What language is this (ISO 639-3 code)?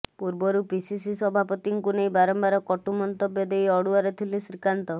ori